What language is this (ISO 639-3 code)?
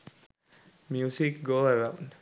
sin